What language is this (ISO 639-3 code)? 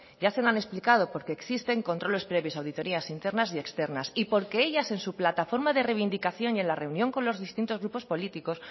spa